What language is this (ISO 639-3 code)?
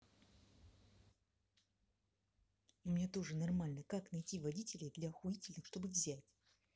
rus